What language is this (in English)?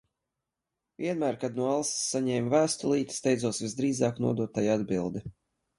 Latvian